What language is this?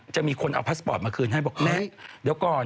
Thai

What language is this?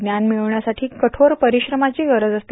Marathi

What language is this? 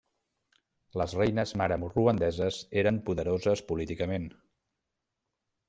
Catalan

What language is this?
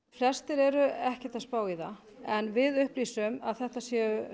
Icelandic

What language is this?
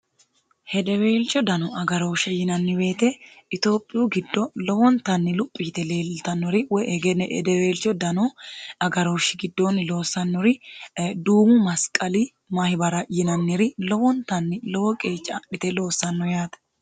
Sidamo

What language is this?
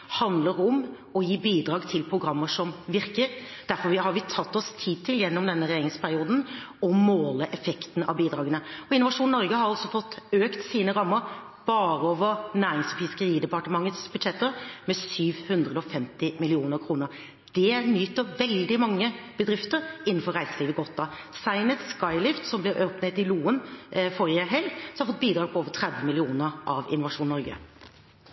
Norwegian Bokmål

